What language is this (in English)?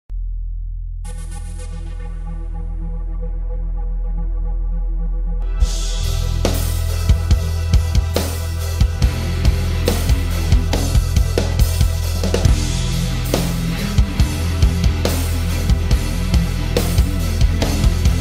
Romanian